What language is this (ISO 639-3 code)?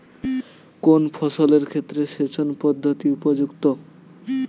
ben